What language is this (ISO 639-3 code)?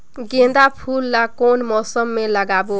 hne